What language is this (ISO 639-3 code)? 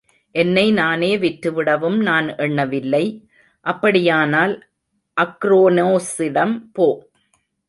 tam